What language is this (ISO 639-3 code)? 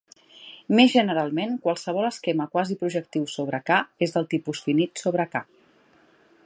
cat